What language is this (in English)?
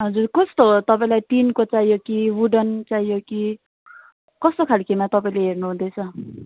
Nepali